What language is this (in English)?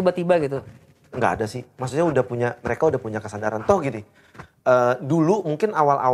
Indonesian